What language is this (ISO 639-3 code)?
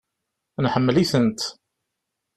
kab